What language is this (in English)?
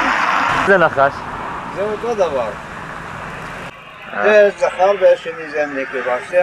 Hebrew